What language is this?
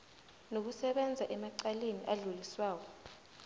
South Ndebele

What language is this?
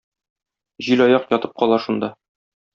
Tatar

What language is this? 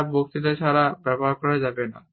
Bangla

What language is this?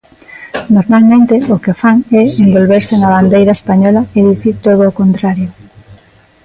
Galician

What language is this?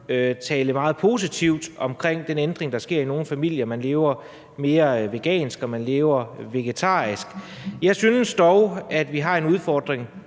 Danish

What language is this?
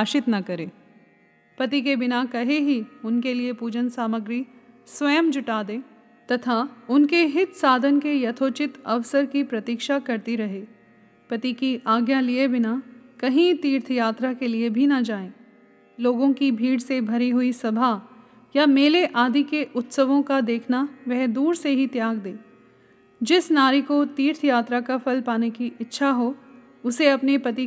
Hindi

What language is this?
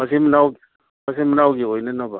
Manipuri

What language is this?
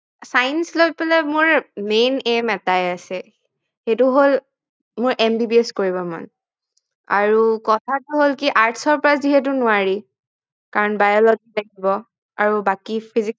Assamese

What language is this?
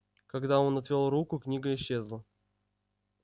Russian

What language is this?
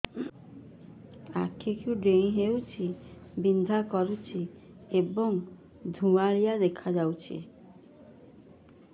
Odia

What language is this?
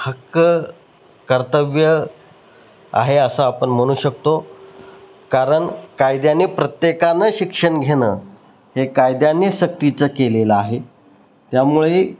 Marathi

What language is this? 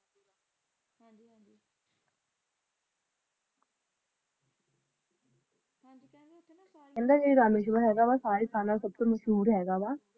Punjabi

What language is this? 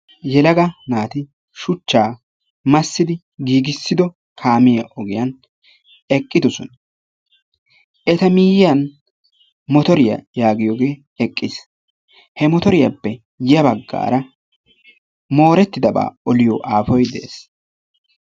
Wolaytta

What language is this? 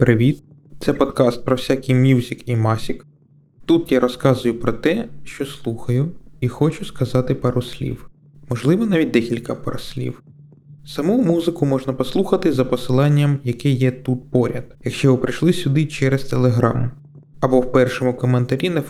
Ukrainian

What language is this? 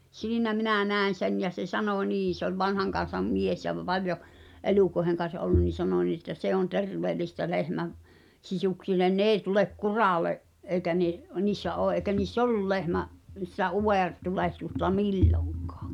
Finnish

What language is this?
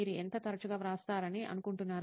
Telugu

